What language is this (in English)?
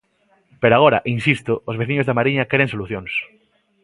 Galician